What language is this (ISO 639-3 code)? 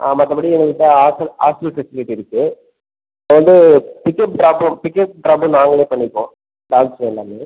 tam